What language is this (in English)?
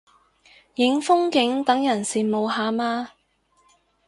Cantonese